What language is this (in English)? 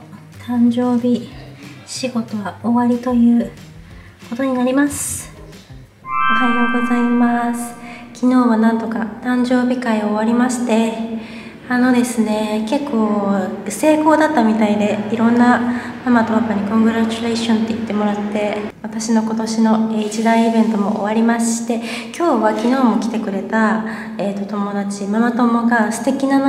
Japanese